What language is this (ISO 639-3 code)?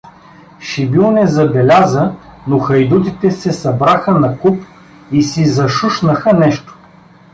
bul